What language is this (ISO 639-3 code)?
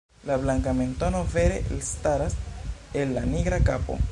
epo